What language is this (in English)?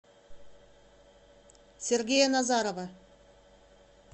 Russian